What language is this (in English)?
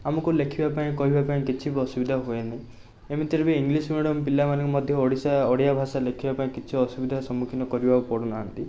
Odia